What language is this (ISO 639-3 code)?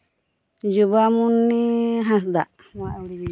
sat